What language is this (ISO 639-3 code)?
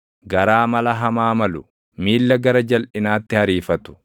orm